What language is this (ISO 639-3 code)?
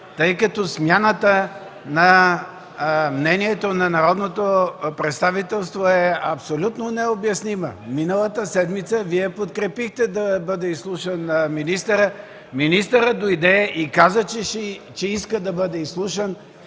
bul